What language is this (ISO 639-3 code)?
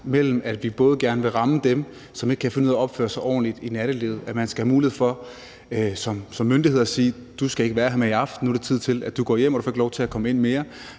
dan